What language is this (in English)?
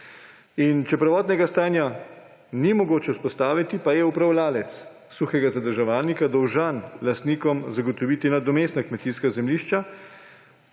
Slovenian